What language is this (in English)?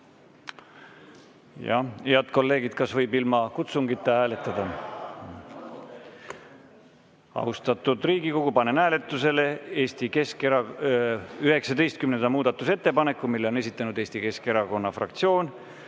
Estonian